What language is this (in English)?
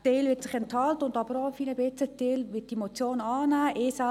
Swiss German